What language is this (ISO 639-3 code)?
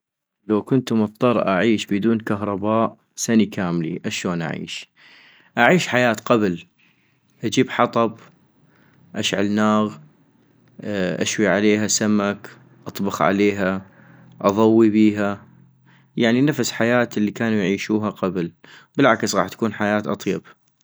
ayp